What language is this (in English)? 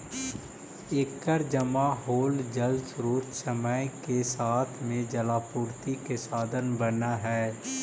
Magahi